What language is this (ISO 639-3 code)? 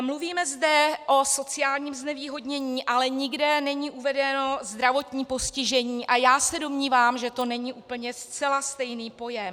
ces